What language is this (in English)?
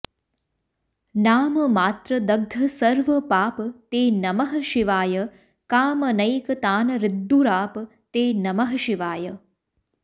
Sanskrit